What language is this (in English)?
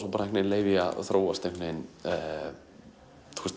Icelandic